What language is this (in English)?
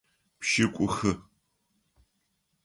Adyghe